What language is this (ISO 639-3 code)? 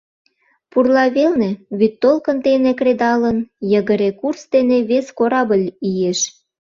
chm